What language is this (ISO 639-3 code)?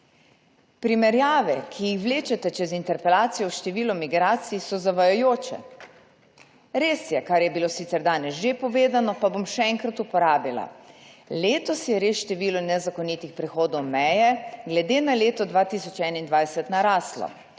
slv